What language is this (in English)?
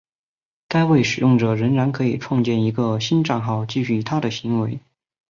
Chinese